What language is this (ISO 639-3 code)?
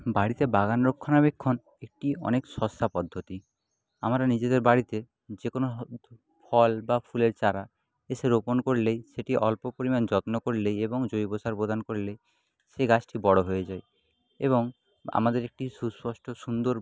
ben